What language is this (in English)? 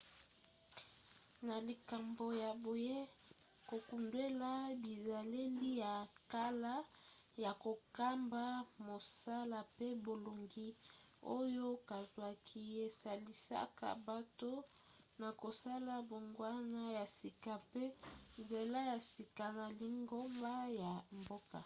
Lingala